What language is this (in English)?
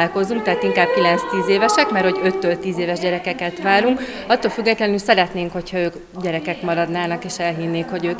Hungarian